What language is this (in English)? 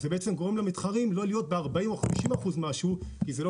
Hebrew